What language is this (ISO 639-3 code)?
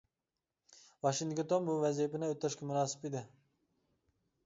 uig